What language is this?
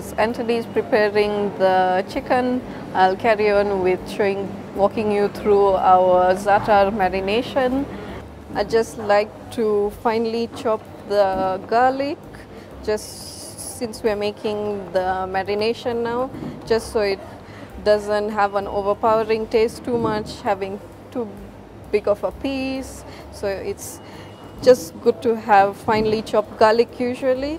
English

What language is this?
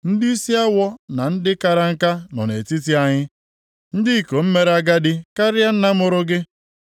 Igbo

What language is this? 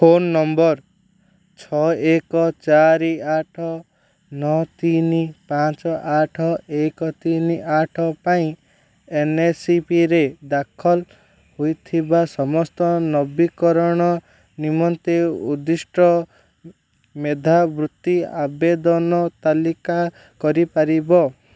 Odia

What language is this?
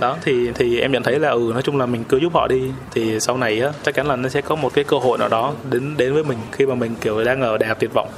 Vietnamese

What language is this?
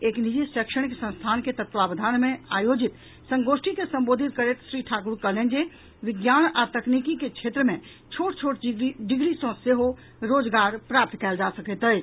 Maithili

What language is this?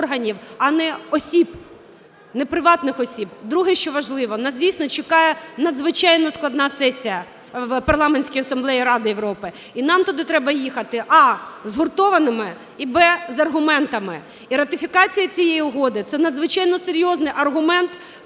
Ukrainian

